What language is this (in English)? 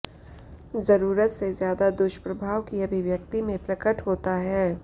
Hindi